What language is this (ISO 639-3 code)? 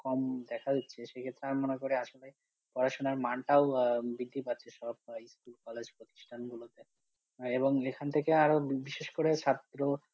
ben